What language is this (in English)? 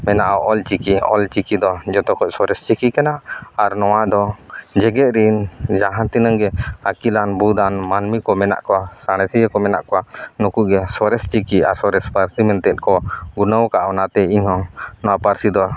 Santali